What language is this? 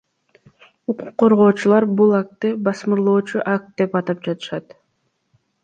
Kyrgyz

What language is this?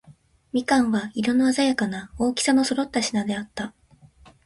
Japanese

